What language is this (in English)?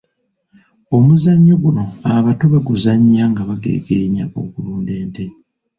Ganda